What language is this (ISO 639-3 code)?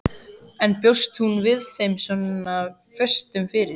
isl